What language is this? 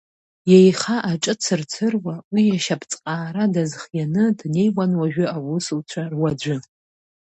Abkhazian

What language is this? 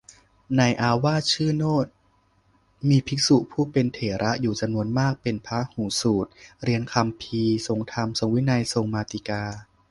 Thai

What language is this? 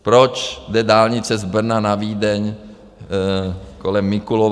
Czech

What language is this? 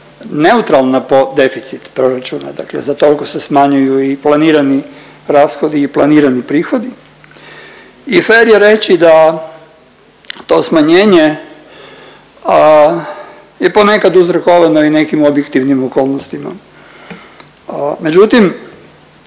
Croatian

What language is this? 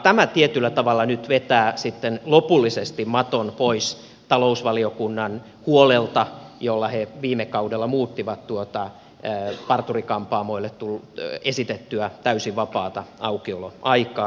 Finnish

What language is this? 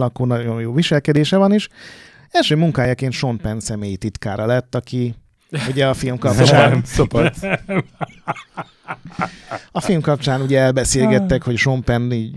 Hungarian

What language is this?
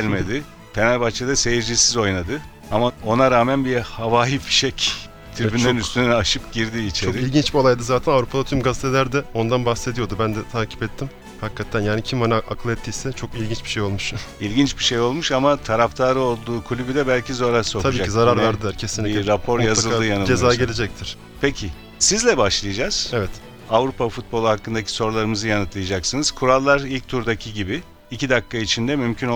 Turkish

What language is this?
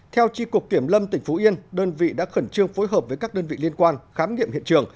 Vietnamese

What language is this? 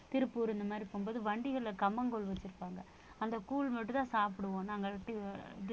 Tamil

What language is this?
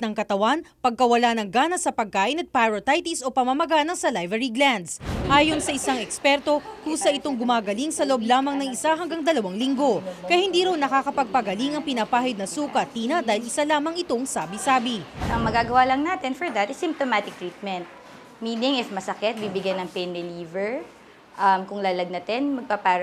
Filipino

